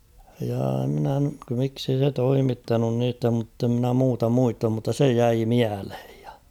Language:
Finnish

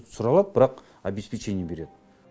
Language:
Kazakh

